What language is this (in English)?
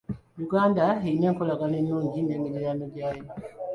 Ganda